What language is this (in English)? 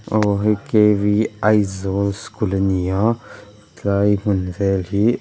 Mizo